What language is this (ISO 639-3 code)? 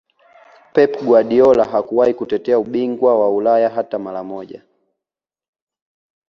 swa